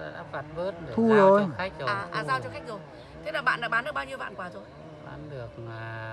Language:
Vietnamese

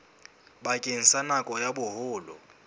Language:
Southern Sotho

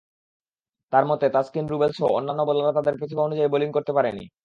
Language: Bangla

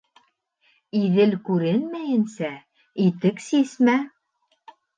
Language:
Bashkir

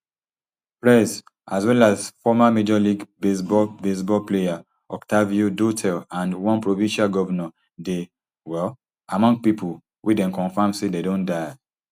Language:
Nigerian Pidgin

